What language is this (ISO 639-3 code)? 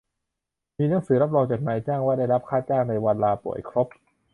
tha